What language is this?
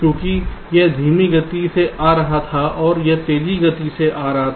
Hindi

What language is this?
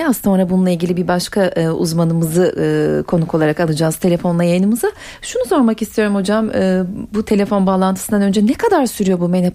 Turkish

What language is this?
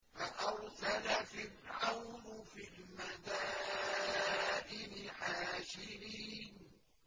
Arabic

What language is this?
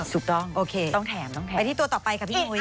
Thai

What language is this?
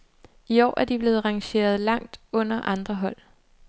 Danish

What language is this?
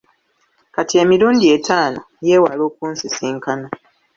Ganda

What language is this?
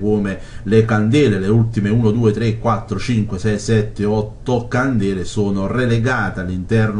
Italian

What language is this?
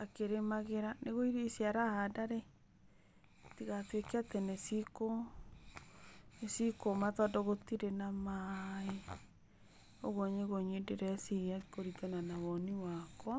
Kikuyu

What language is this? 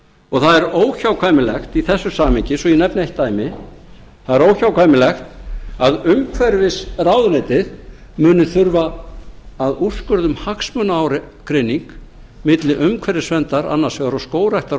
Icelandic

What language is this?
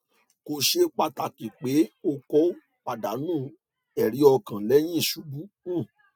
Yoruba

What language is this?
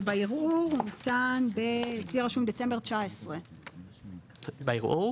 Hebrew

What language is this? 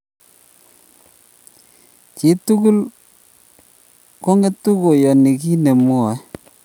Kalenjin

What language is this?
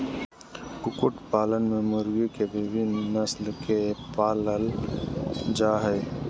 Magahi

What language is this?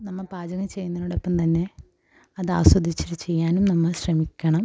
Malayalam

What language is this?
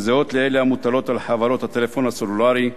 Hebrew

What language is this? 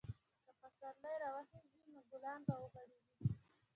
Pashto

